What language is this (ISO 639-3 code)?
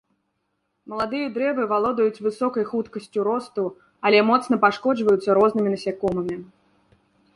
bel